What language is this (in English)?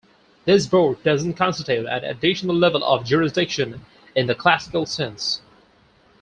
English